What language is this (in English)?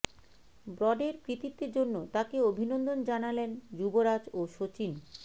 Bangla